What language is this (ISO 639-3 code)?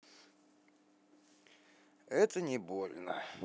rus